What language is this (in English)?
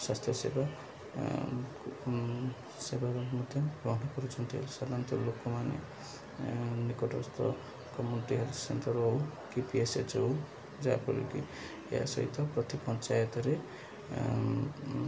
Odia